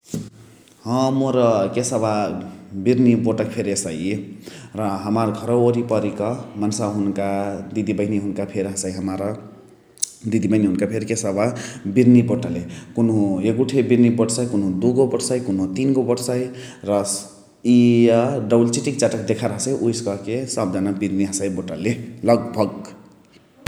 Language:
Chitwania Tharu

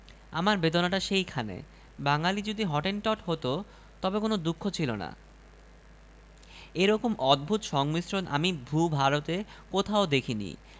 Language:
Bangla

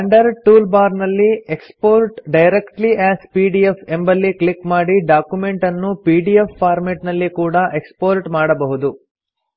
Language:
Kannada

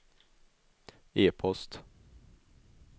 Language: Swedish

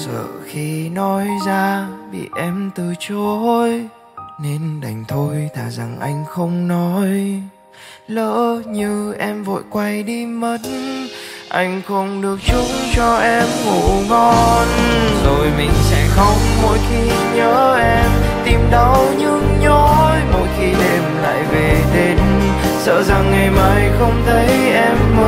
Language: Vietnamese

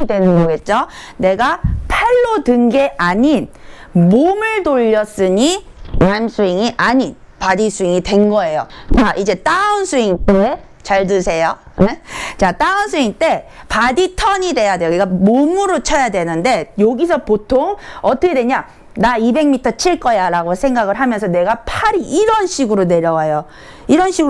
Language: Korean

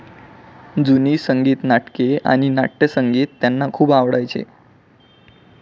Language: Marathi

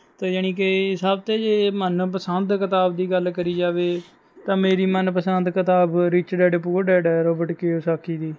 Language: Punjabi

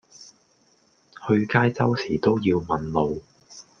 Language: Cantonese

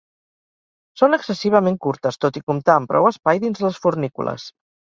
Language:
Catalan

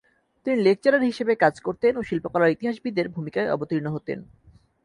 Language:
Bangla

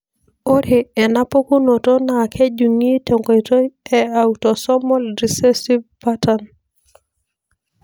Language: Masai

